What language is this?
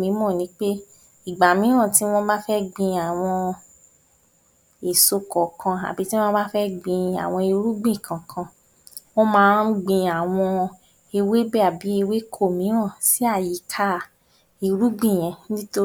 Yoruba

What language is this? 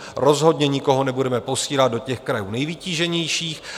Czech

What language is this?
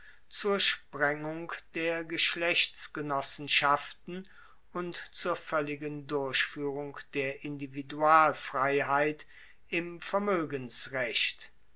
German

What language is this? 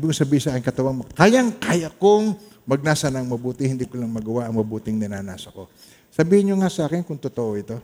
Filipino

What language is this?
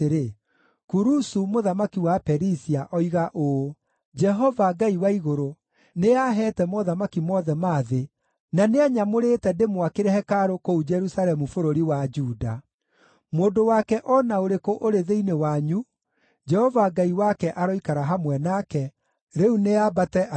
Kikuyu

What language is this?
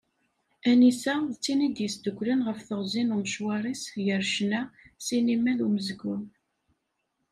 Kabyle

